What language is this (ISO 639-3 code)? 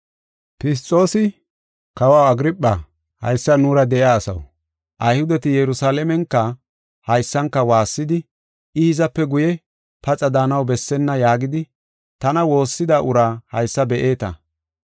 gof